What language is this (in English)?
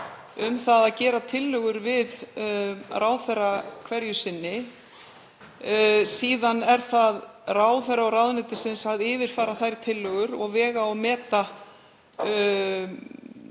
Icelandic